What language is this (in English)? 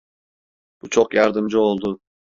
Turkish